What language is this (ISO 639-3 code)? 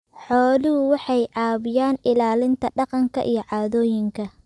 som